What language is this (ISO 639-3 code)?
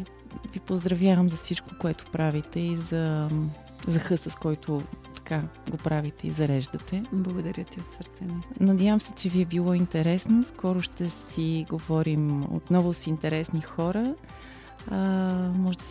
bul